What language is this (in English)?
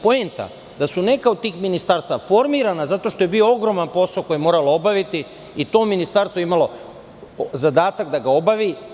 Serbian